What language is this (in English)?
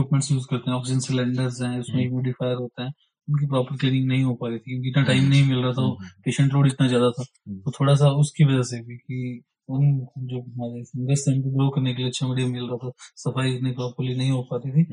Hindi